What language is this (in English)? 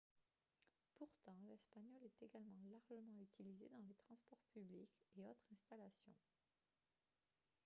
French